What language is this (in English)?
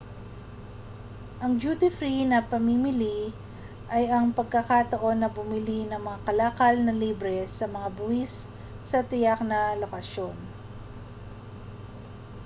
Filipino